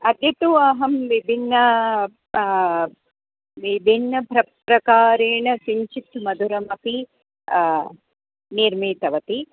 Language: Sanskrit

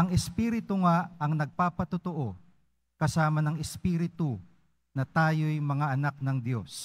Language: Filipino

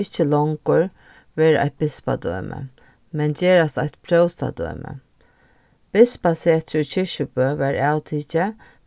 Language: Faroese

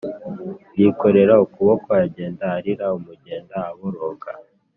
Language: Kinyarwanda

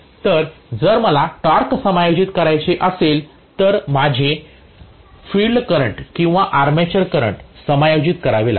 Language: Marathi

